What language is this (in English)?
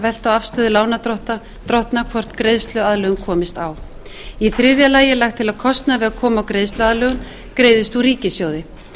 Icelandic